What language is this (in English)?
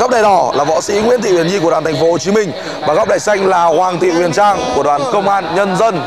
Vietnamese